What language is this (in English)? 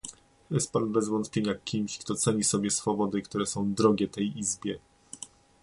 Polish